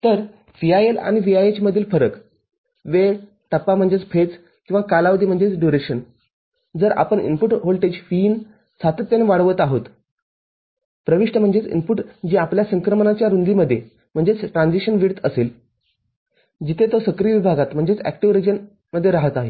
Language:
Marathi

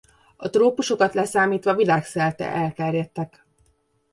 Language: Hungarian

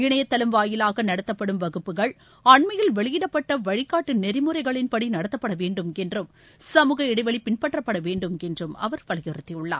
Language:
Tamil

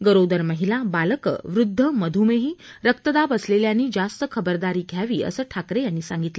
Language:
Marathi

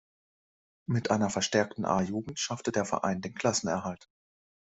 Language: German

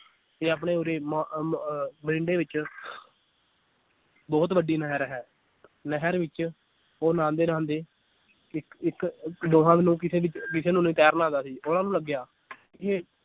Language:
Punjabi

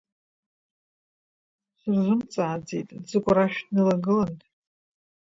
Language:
Abkhazian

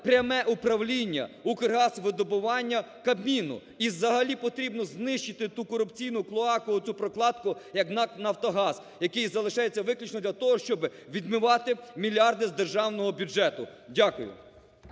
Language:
Ukrainian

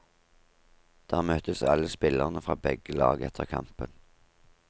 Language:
Norwegian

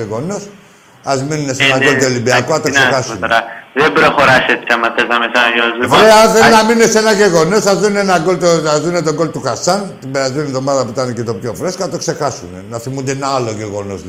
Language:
Greek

